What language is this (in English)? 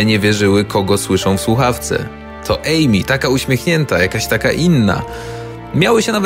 Polish